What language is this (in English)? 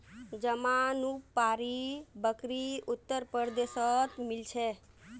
Magahi